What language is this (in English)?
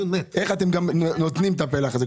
Hebrew